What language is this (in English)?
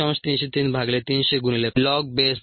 Marathi